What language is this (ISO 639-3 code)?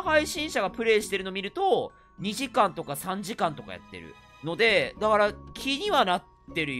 jpn